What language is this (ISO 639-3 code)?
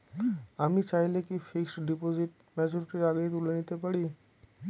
ben